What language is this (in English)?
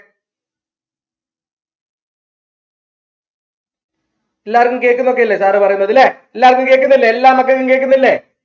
Malayalam